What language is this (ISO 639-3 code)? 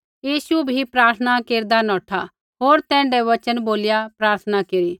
kfx